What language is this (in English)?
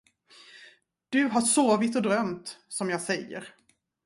Swedish